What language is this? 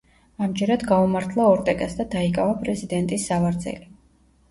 Georgian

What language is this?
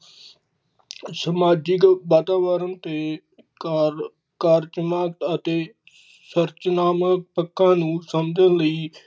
Punjabi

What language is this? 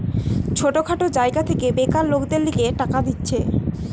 Bangla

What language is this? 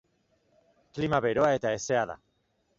Basque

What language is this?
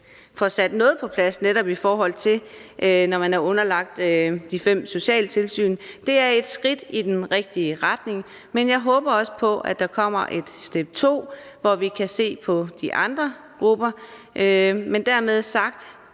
Danish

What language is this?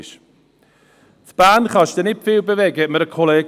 Swiss German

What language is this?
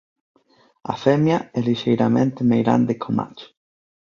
Galician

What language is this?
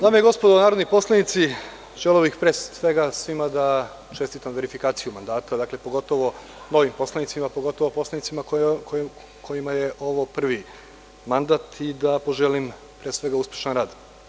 Serbian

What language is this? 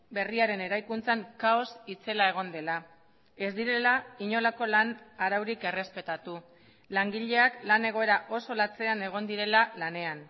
Basque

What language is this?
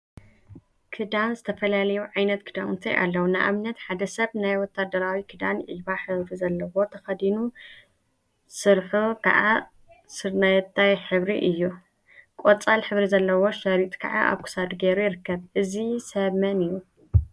Tigrinya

